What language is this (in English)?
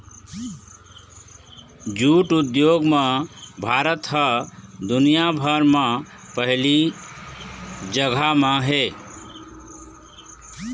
Chhattisgarhi